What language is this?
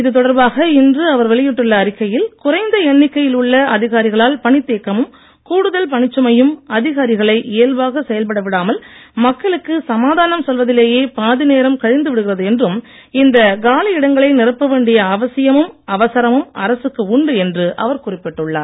Tamil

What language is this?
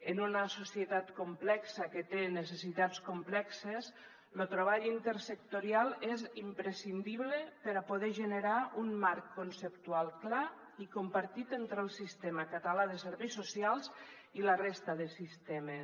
Catalan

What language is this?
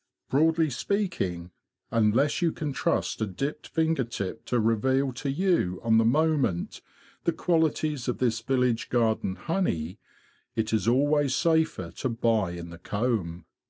English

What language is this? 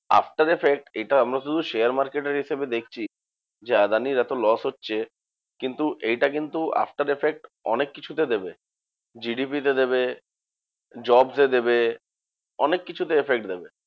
Bangla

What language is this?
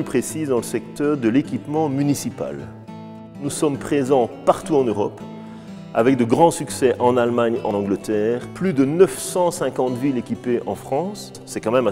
French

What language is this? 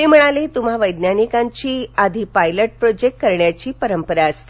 Marathi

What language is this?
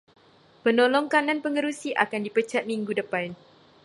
Malay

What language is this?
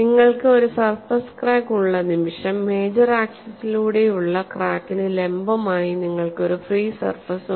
Malayalam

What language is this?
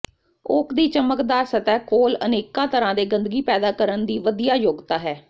Punjabi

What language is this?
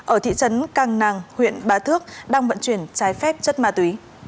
Vietnamese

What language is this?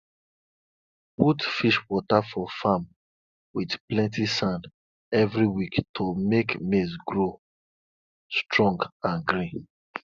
Nigerian Pidgin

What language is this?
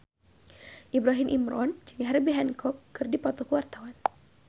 Sundanese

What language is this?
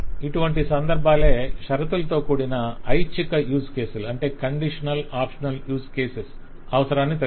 Telugu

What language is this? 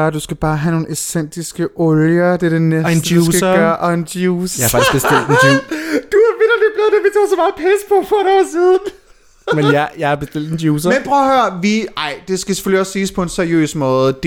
Danish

